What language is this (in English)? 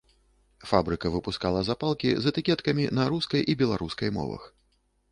Belarusian